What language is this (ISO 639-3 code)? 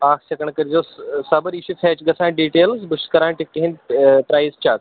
kas